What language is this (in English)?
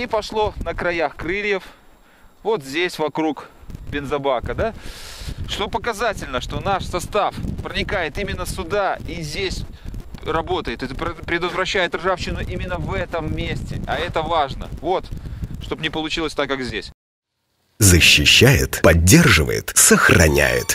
Russian